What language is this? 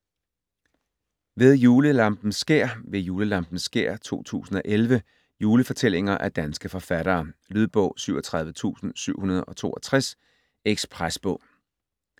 Danish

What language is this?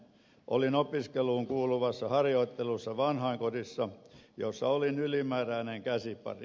Finnish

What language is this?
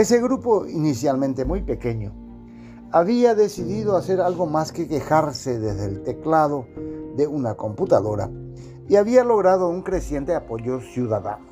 Spanish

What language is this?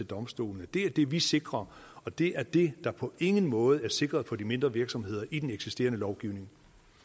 Danish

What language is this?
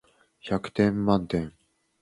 Japanese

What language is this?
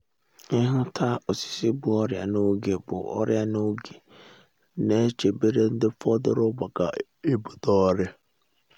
Igbo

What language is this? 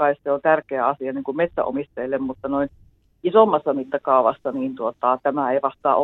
Finnish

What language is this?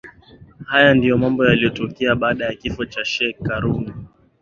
Swahili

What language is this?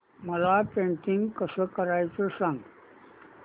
Marathi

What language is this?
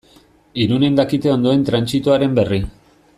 Basque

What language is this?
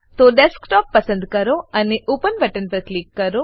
Gujarati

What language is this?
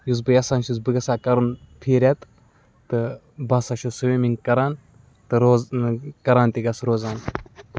Kashmiri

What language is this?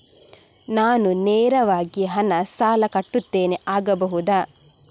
Kannada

